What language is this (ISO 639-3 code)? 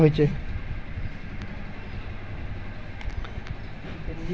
mag